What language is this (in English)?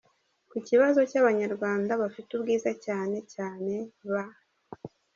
Kinyarwanda